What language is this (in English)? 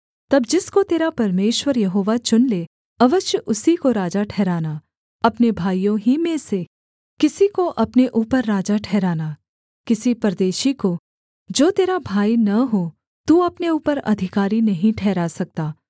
Hindi